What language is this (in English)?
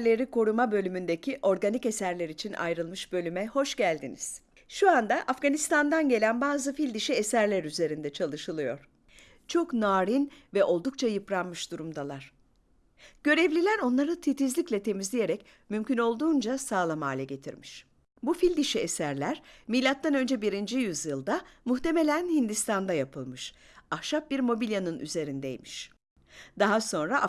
Turkish